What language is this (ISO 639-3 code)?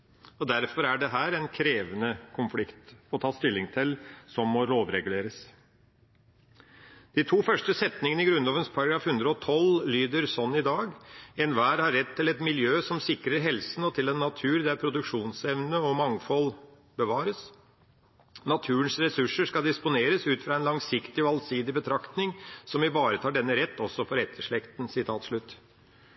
nob